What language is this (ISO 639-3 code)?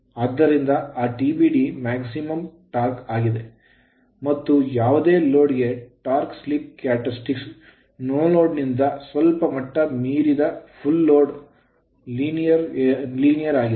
kan